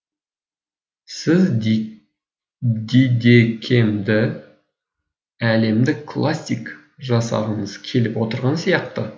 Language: Kazakh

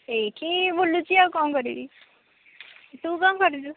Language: Odia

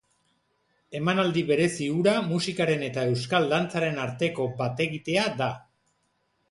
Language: Basque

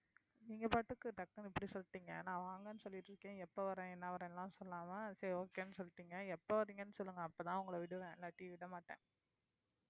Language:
Tamil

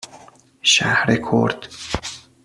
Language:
Persian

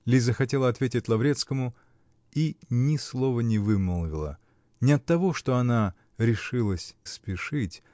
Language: Russian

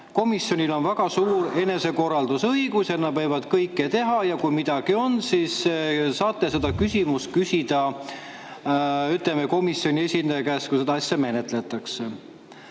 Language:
Estonian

